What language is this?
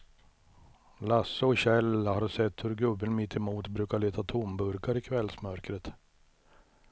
Swedish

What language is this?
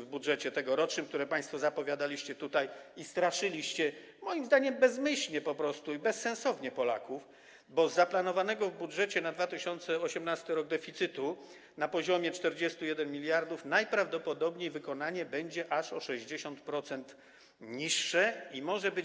Polish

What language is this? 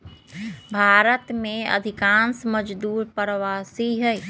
Magahi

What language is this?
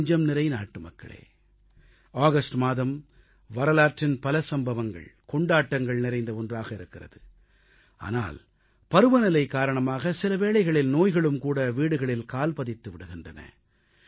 Tamil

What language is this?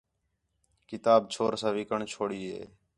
Khetrani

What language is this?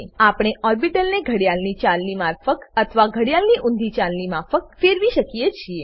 Gujarati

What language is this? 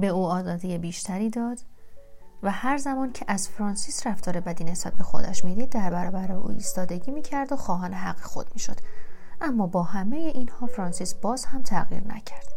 Persian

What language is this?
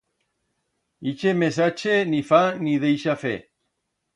Aragonese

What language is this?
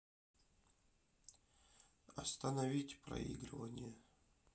Russian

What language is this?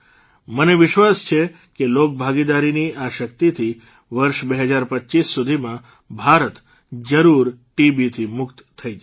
Gujarati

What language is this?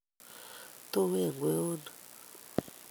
Kalenjin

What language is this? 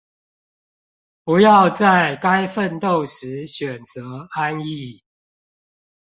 Chinese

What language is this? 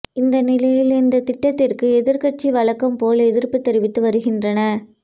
Tamil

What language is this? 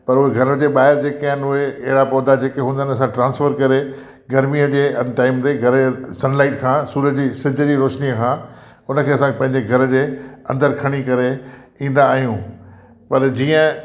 Sindhi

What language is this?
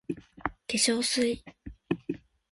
Japanese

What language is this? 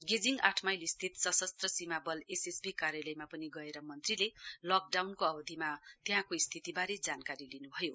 Nepali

